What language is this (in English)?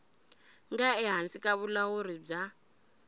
Tsonga